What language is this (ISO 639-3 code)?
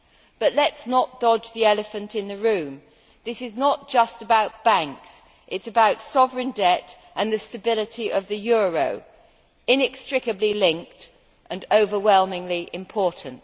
eng